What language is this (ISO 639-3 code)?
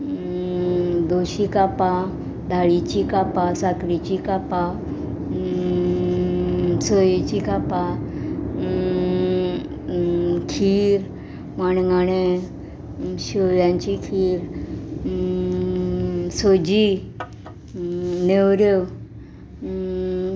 kok